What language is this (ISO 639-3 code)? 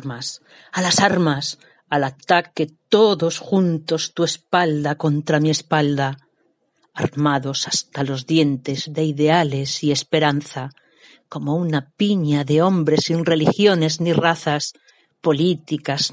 spa